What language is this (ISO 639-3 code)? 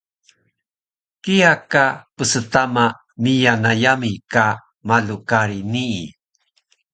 trv